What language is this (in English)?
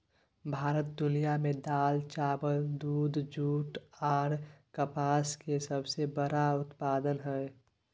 Maithili